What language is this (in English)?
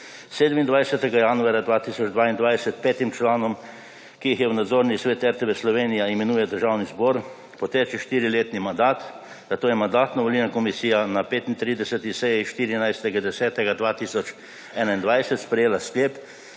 Slovenian